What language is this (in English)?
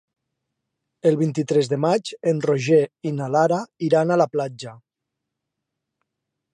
Catalan